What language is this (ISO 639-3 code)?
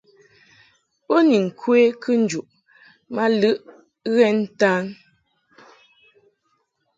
mhk